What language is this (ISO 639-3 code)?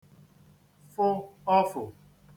ibo